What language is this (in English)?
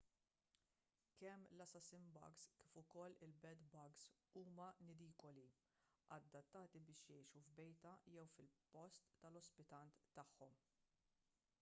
Maltese